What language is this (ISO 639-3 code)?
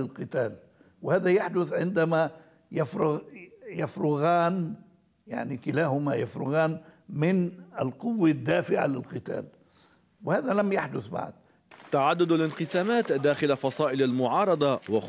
ara